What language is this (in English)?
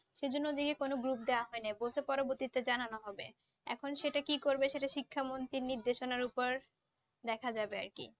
Bangla